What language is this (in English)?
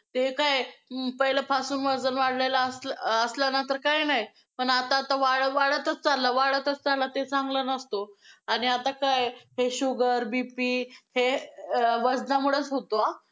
Marathi